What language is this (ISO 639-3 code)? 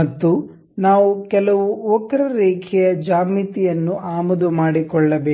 kan